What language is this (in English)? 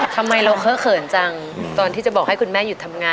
Thai